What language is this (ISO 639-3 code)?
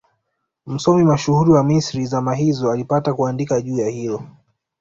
swa